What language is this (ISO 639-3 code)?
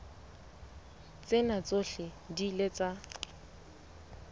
sot